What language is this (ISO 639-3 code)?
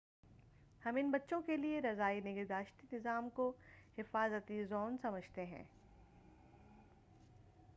urd